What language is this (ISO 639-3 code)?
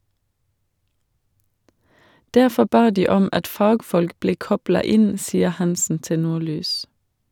nor